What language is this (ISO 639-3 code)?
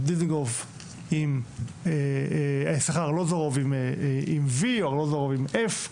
heb